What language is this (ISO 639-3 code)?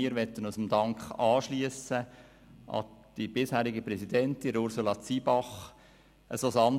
gsw